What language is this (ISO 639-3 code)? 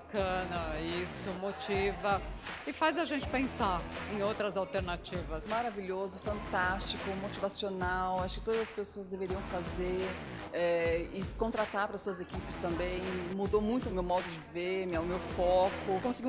por